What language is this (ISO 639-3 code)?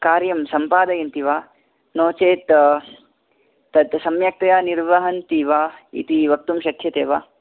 san